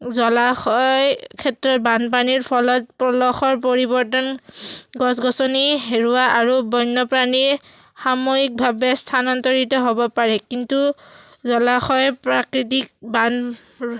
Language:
Assamese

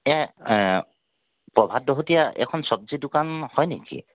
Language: Assamese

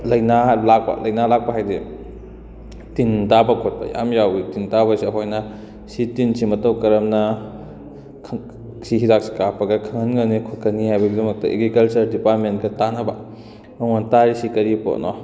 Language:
Manipuri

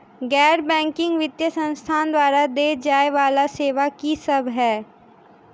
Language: Maithili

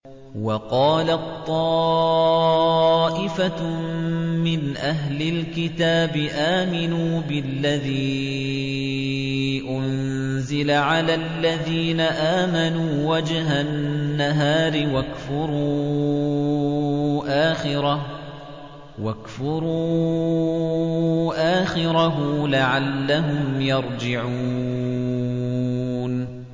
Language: Arabic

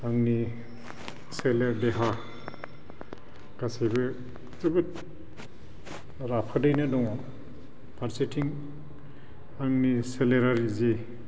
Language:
Bodo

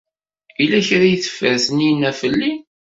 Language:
Kabyle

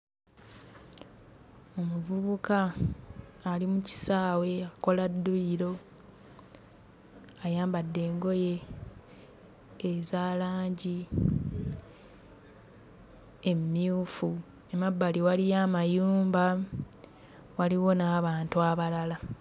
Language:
Ganda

